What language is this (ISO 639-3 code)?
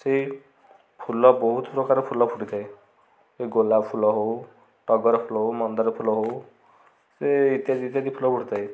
ori